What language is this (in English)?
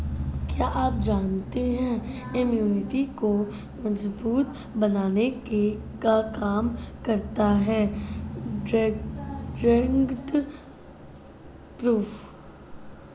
Hindi